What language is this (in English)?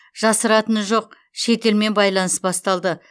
Kazakh